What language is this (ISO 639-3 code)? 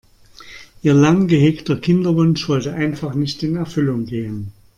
deu